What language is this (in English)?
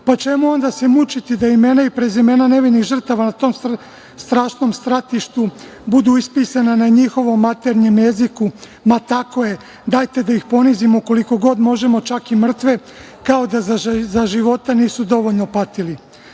Serbian